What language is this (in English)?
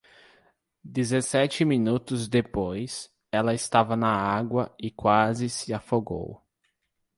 Portuguese